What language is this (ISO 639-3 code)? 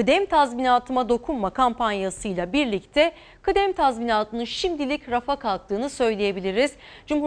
tur